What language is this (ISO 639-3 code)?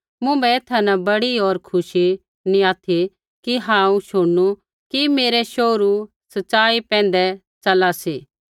kfx